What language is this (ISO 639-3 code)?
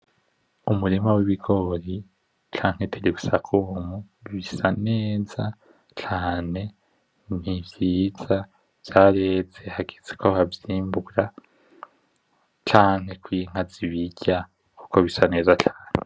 run